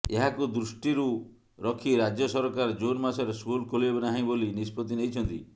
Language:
Odia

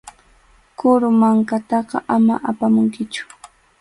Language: Arequipa-La Unión Quechua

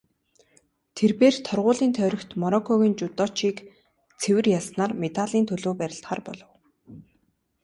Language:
Mongolian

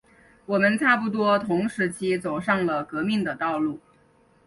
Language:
Chinese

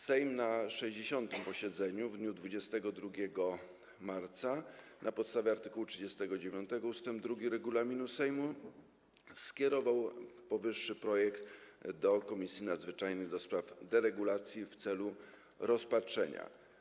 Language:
Polish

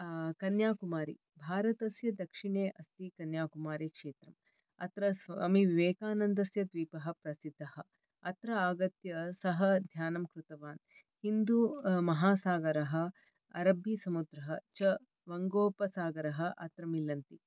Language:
Sanskrit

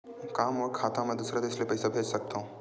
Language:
Chhattisgarhi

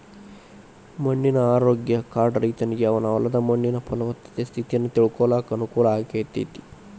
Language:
Kannada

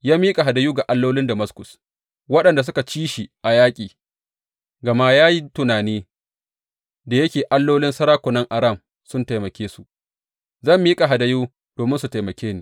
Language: Hausa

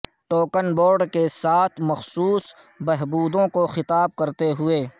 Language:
Urdu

